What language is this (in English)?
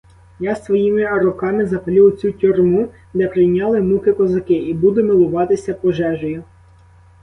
Ukrainian